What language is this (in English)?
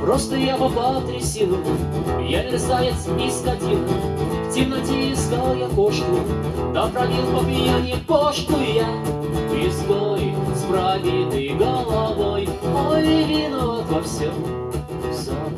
Russian